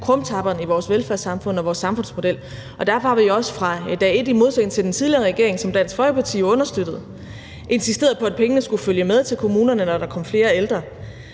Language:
Danish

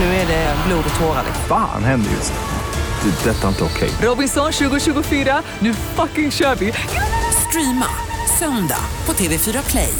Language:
Swedish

